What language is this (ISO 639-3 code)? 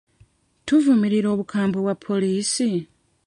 lug